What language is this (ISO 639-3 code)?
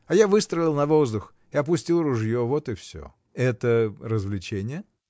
rus